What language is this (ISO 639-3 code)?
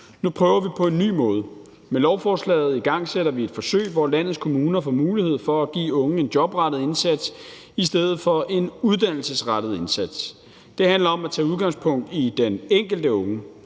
dan